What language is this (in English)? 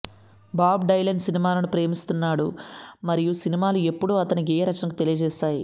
Telugu